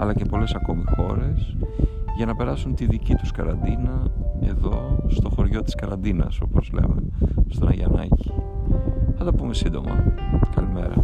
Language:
Greek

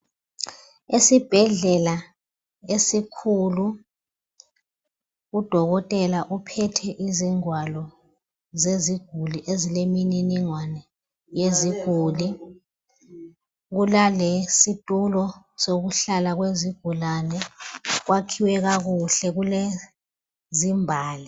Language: North Ndebele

